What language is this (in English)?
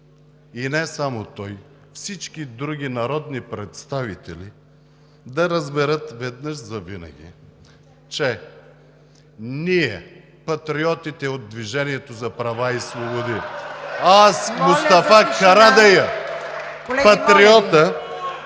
Bulgarian